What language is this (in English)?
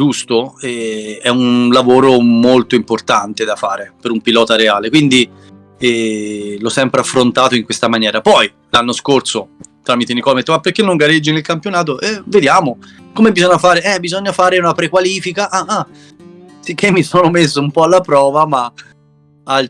Italian